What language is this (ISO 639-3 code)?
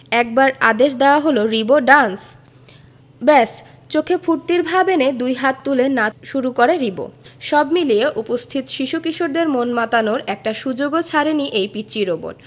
ben